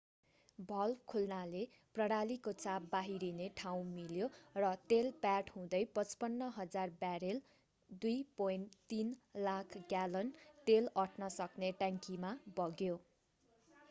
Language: Nepali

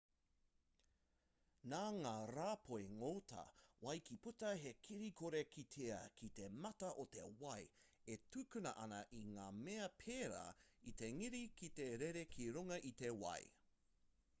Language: Māori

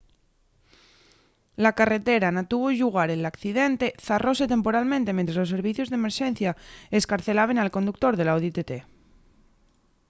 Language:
Asturian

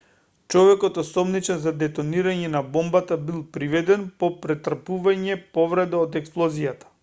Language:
Macedonian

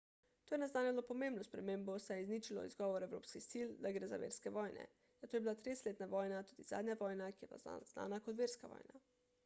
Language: Slovenian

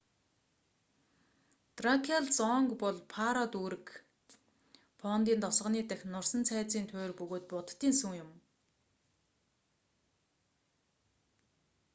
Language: Mongolian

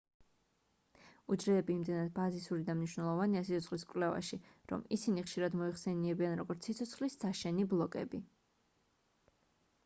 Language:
Georgian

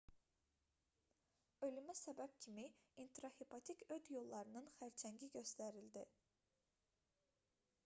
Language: Azerbaijani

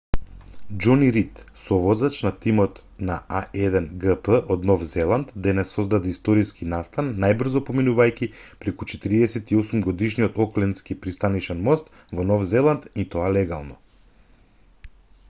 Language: Macedonian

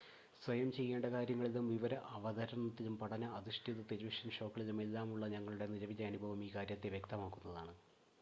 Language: Malayalam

